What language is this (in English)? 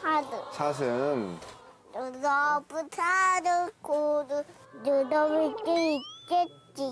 Korean